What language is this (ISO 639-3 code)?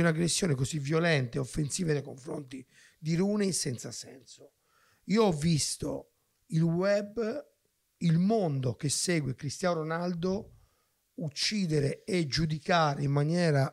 ita